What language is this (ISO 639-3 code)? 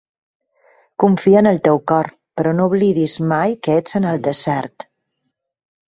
cat